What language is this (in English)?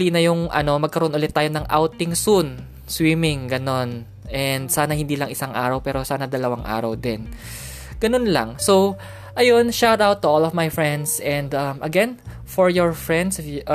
Filipino